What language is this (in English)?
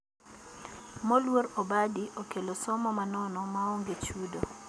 Luo (Kenya and Tanzania)